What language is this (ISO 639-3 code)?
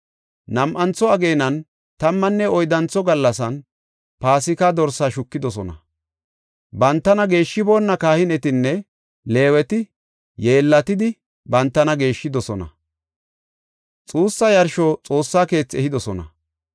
gof